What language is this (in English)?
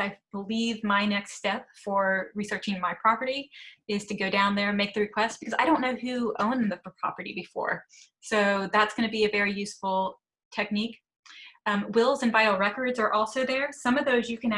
English